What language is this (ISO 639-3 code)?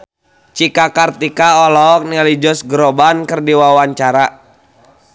sun